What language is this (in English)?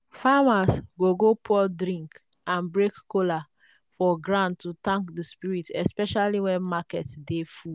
Nigerian Pidgin